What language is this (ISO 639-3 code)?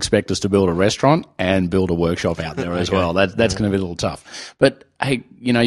eng